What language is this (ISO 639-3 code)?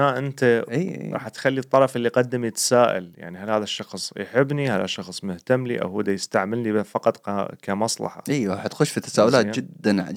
ara